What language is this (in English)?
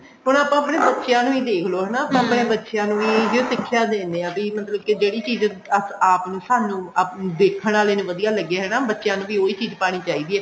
Punjabi